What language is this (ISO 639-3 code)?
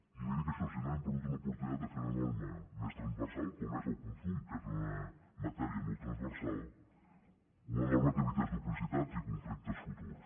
cat